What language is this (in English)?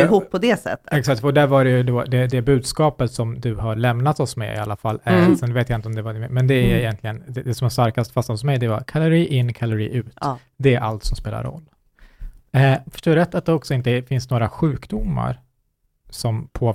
Swedish